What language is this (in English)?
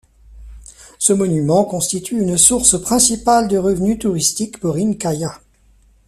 French